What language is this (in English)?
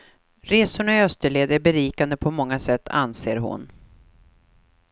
Swedish